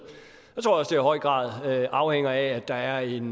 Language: Danish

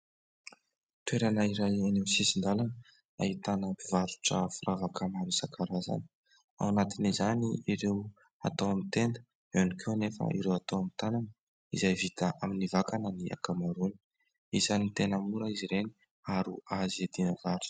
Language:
Malagasy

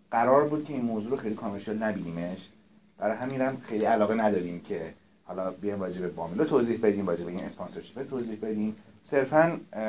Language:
Persian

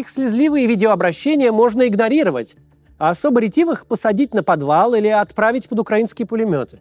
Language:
Russian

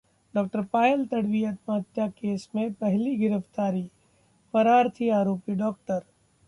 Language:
Hindi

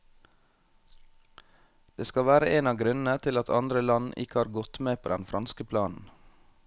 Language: Norwegian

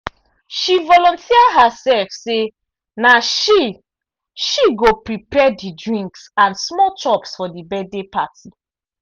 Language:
Nigerian Pidgin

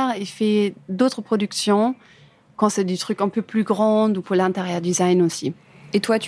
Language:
French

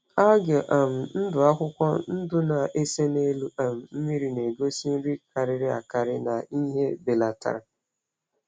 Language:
Igbo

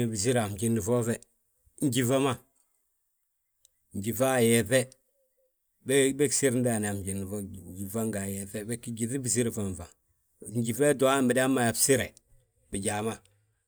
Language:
Balanta-Ganja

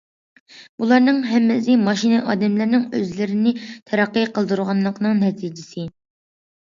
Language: Uyghur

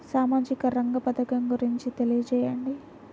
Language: Telugu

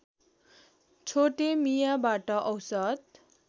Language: Nepali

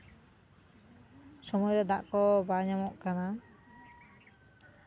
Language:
Santali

